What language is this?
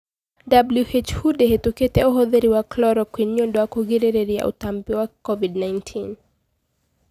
Kikuyu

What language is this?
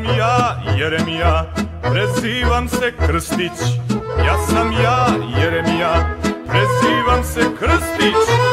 Romanian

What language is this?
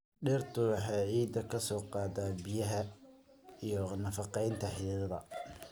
Somali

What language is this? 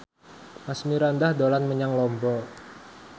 Javanese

